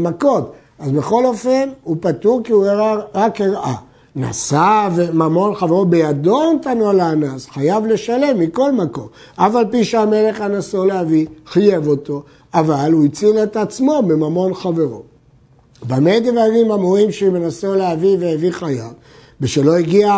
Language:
Hebrew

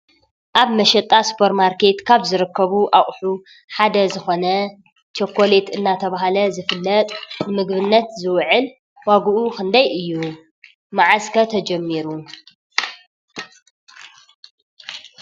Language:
Tigrinya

